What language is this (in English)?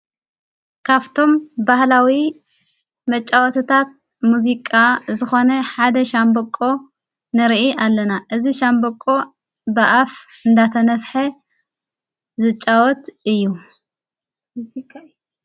Tigrinya